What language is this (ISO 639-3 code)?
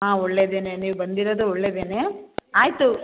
kan